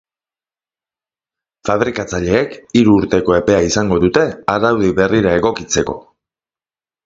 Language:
Basque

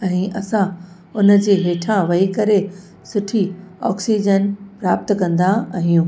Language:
Sindhi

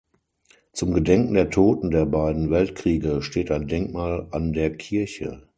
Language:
German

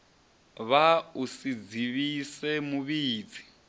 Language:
Venda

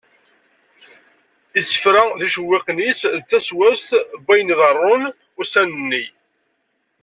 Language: Kabyle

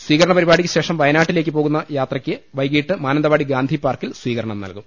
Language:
Malayalam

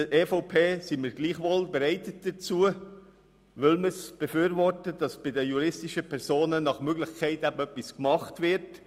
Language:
Swiss German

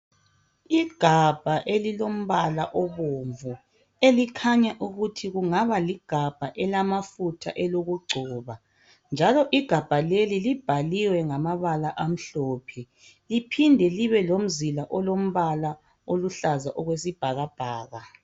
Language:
North Ndebele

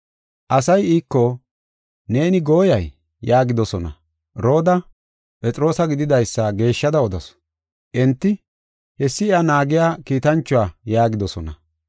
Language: Gofa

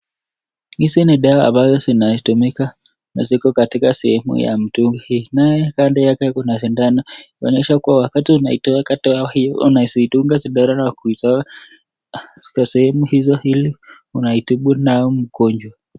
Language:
Swahili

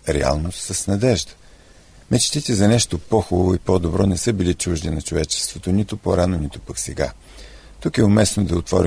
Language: Bulgarian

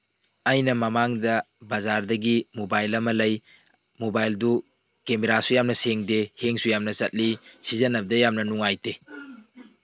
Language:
Manipuri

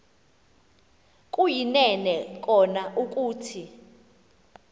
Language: Xhosa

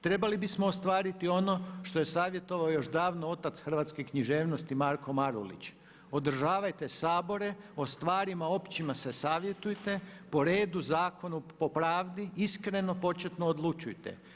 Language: Croatian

